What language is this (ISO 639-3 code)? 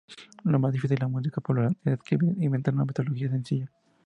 spa